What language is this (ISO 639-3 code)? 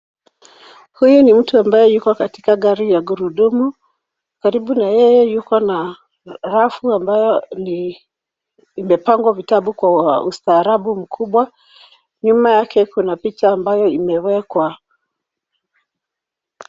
swa